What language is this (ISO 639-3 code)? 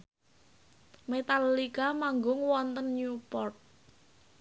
jav